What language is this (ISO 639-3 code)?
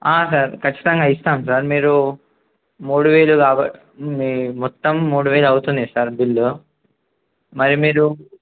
tel